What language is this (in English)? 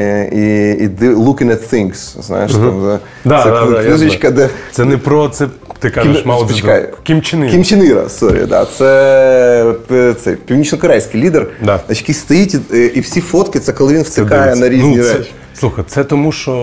Ukrainian